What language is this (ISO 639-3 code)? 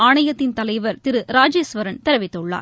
tam